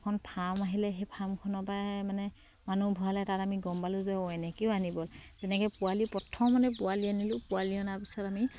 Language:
Assamese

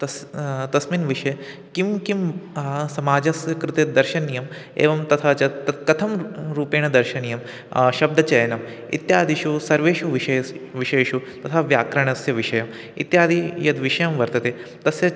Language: Sanskrit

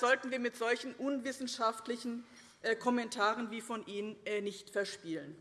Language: German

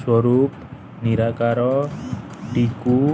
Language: Odia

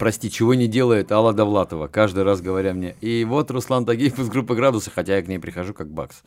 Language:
Russian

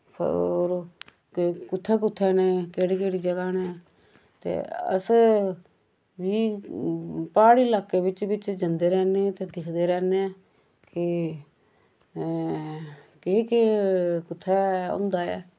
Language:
Dogri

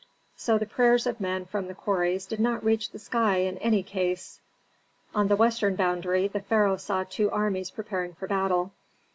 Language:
English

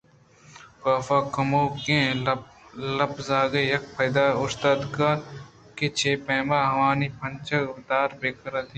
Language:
Eastern Balochi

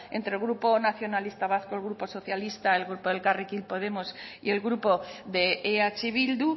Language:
Spanish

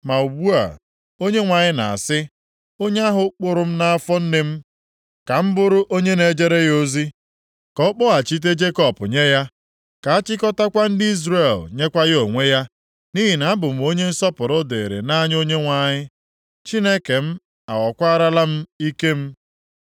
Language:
Igbo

